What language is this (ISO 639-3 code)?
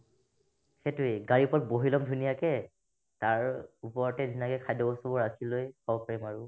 asm